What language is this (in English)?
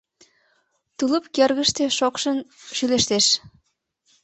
Mari